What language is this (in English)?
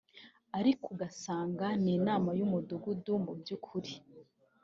Kinyarwanda